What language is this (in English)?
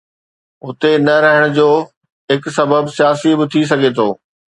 Sindhi